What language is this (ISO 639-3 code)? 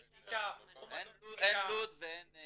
heb